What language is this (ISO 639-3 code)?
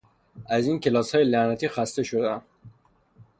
fas